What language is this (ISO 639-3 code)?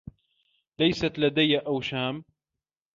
ara